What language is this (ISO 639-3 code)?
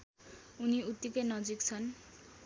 nep